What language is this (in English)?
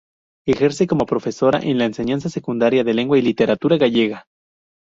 Spanish